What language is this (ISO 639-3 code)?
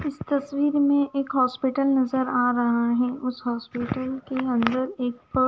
hin